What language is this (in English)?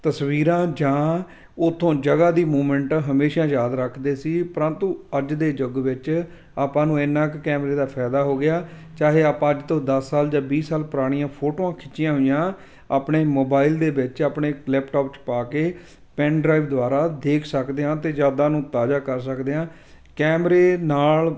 Punjabi